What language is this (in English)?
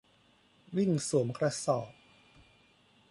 Thai